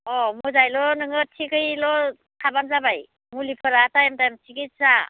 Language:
Bodo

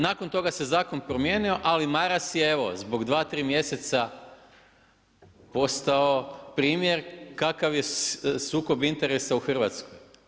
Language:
Croatian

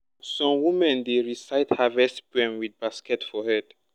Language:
Nigerian Pidgin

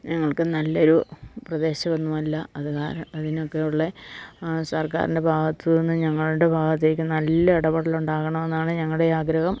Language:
Malayalam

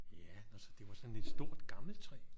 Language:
Danish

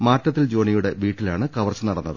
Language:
Malayalam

